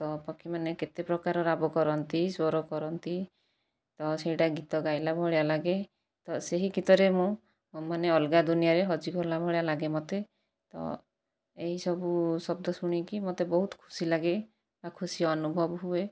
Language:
Odia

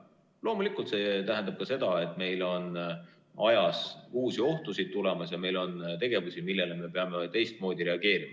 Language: Estonian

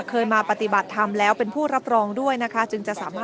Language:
Thai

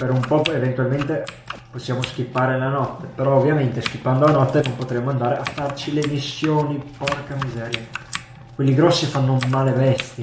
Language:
Italian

